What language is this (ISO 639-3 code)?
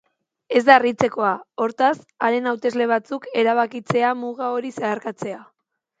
eus